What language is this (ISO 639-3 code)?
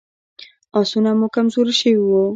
pus